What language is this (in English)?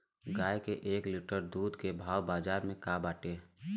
Bhojpuri